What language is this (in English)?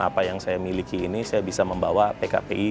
Indonesian